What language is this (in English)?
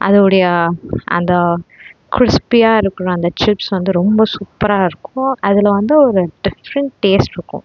Tamil